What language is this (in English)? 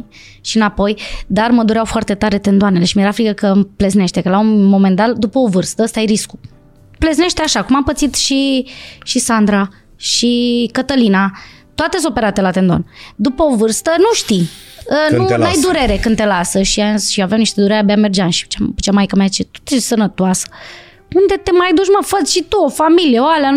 Romanian